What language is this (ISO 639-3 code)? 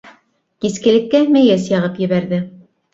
bak